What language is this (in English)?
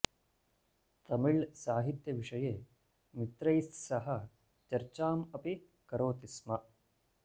Sanskrit